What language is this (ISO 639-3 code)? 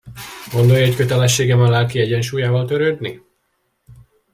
hun